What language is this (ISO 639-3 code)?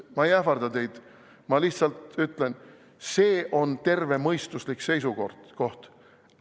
est